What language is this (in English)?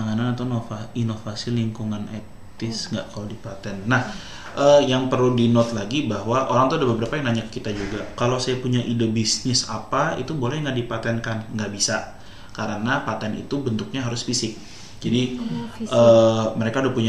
Indonesian